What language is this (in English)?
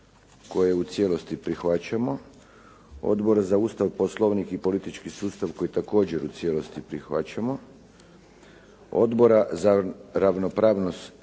Croatian